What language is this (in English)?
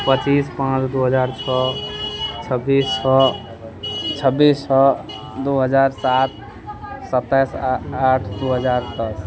Maithili